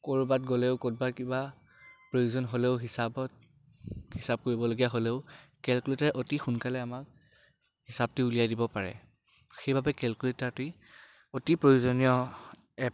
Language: Assamese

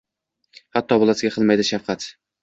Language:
Uzbek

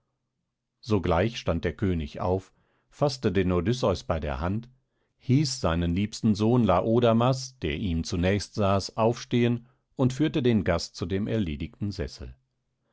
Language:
German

